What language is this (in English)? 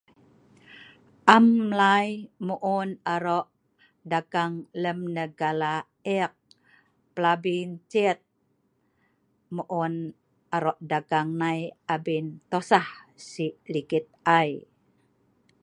Sa'ban